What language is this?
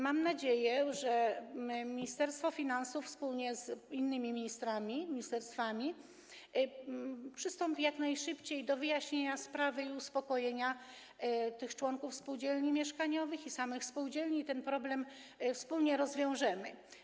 Polish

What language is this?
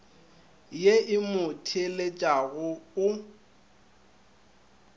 Northern Sotho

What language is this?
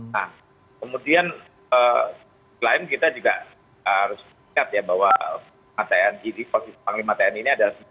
Indonesian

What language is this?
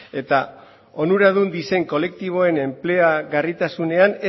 Basque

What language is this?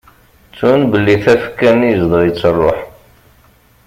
Kabyle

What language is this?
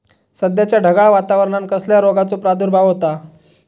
Marathi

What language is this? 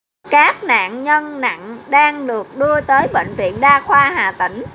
Vietnamese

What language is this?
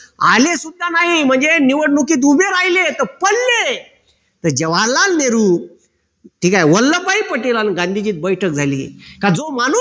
Marathi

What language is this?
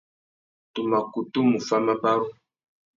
Tuki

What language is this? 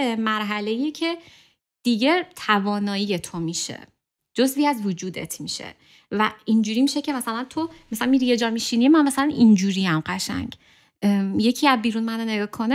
Persian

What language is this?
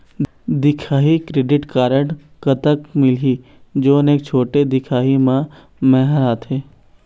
Chhattisgarhi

